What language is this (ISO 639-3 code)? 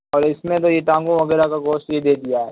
urd